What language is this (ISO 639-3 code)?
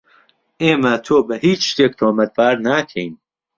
ckb